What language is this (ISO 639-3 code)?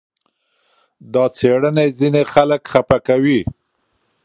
pus